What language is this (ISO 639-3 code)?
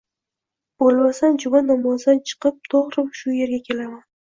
uzb